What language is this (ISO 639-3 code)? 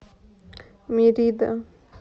rus